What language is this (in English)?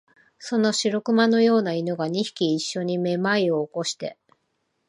Japanese